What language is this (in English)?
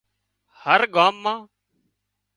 Wadiyara Koli